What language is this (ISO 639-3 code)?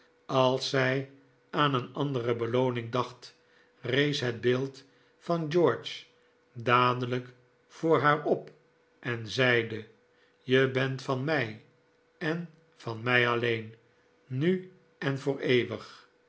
nld